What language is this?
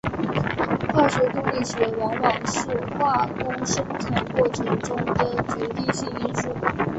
Chinese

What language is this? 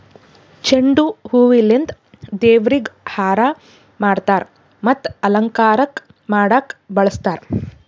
Kannada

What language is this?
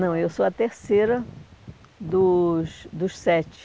Portuguese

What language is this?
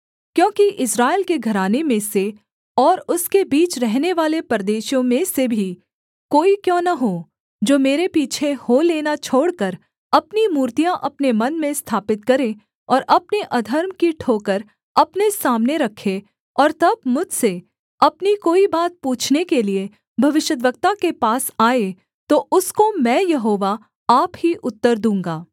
Hindi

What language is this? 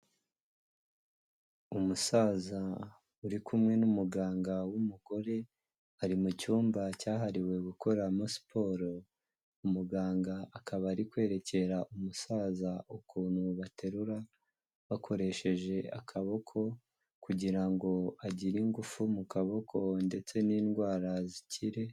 Kinyarwanda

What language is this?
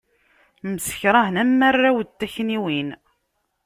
Kabyle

